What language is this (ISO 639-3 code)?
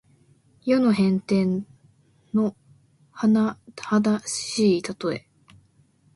jpn